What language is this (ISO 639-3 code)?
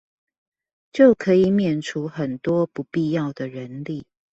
zho